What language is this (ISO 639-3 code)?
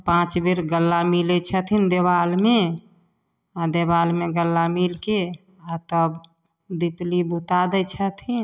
mai